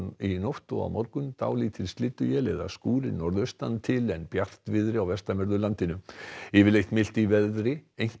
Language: Icelandic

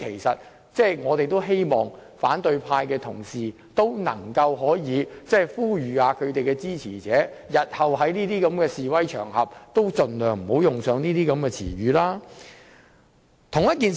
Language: Cantonese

